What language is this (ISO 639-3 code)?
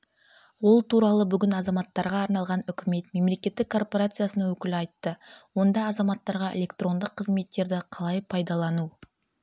kaz